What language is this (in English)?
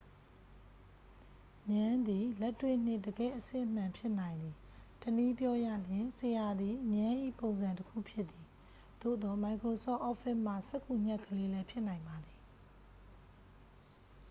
Burmese